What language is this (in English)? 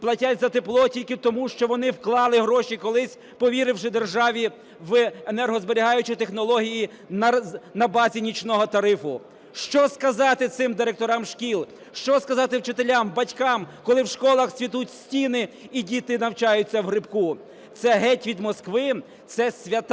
Ukrainian